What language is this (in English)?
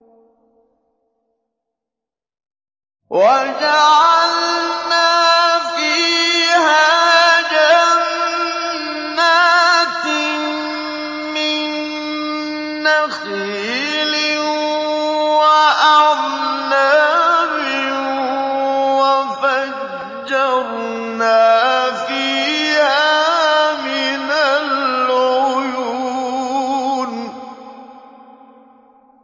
Arabic